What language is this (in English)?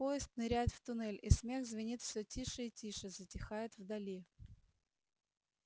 Russian